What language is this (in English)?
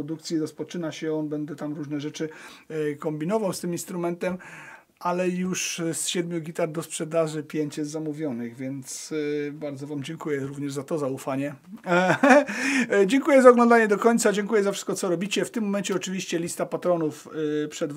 Polish